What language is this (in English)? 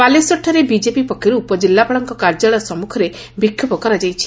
Odia